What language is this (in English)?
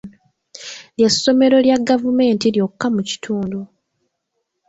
Ganda